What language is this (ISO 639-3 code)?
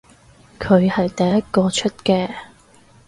yue